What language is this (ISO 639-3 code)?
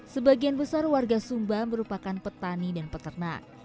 ind